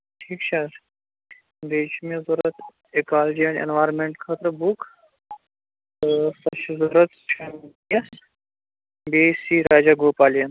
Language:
Kashmiri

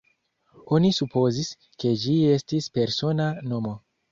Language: Esperanto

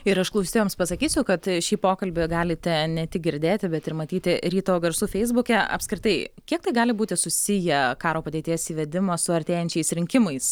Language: Lithuanian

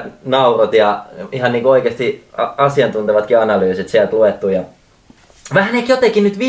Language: Finnish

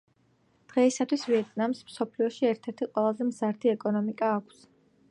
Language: Georgian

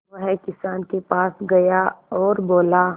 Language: Hindi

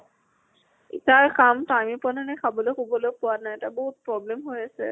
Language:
Assamese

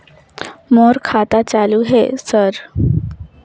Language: Chhattisgarhi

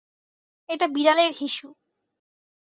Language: Bangla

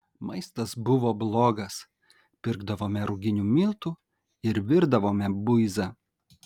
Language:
Lithuanian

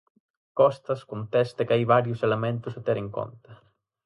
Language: Galician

